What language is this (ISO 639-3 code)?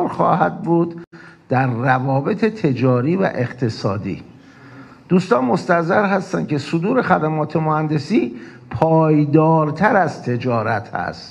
fas